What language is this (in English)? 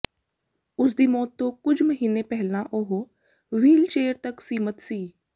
Punjabi